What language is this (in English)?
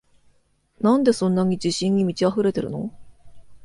Japanese